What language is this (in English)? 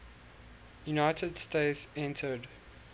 English